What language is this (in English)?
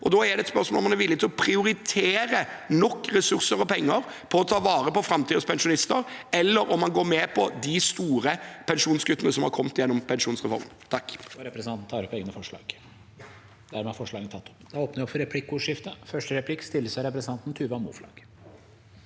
Norwegian